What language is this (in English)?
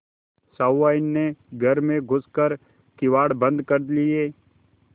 Hindi